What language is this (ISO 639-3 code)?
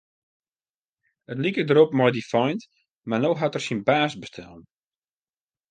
fry